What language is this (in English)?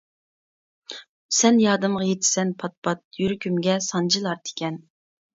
Uyghur